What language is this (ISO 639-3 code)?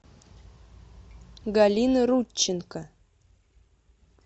rus